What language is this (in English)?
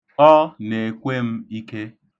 Igbo